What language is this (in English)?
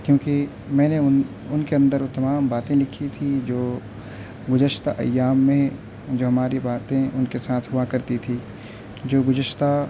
Urdu